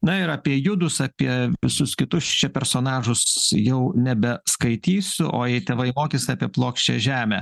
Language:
Lithuanian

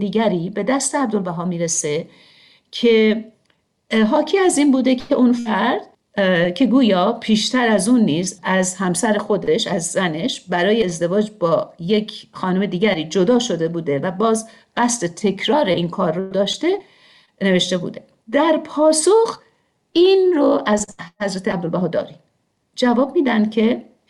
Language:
Persian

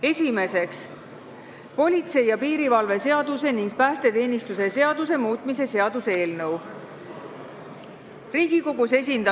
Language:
Estonian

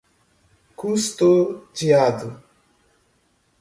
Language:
Portuguese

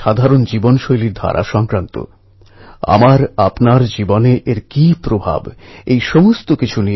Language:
Bangla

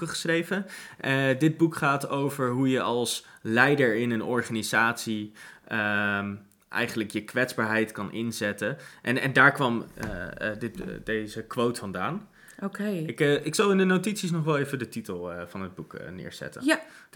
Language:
Dutch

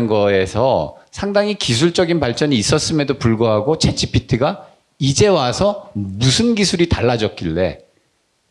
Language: Korean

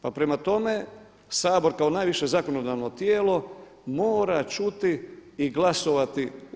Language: Croatian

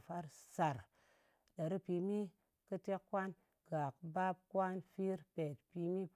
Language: Ngas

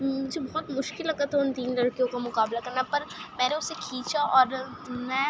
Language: Urdu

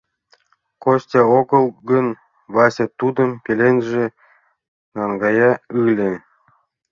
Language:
Mari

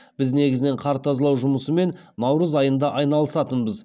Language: Kazakh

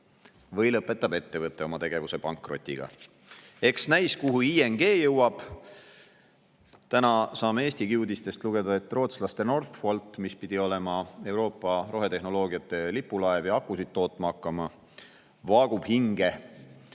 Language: Estonian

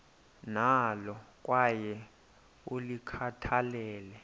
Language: Xhosa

